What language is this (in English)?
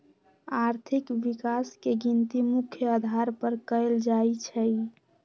Magahi